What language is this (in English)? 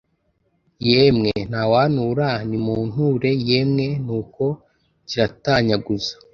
Kinyarwanda